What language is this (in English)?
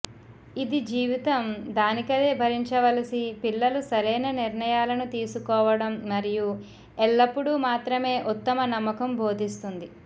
Telugu